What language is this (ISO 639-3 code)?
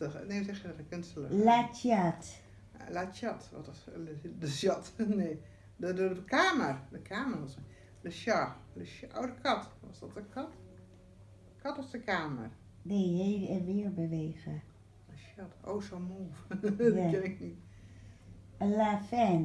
nld